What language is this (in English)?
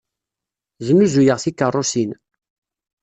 Kabyle